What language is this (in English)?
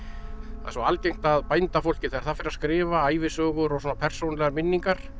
Icelandic